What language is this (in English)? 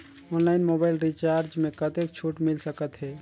Chhattisgarhi